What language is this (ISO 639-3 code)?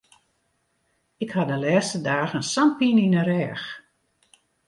fry